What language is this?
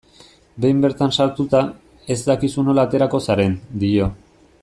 Basque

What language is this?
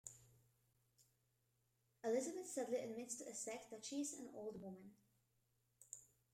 English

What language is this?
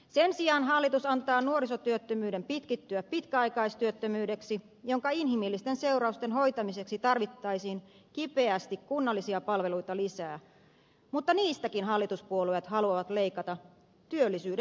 Finnish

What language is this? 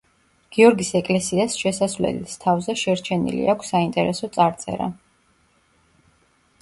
Georgian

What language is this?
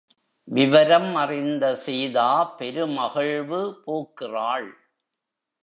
Tamil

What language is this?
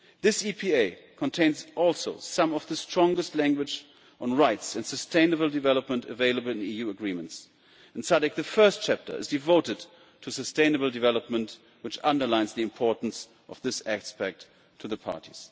English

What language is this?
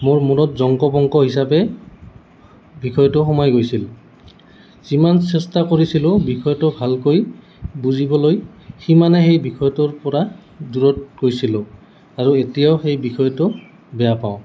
Assamese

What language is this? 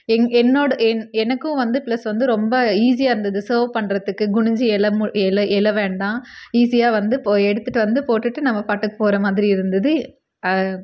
Tamil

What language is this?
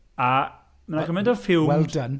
Welsh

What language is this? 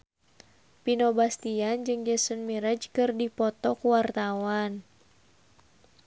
Sundanese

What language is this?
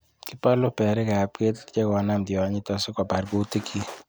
Kalenjin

